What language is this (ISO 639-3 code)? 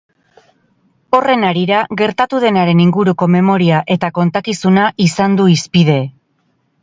eus